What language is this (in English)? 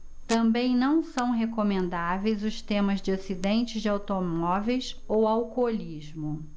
Portuguese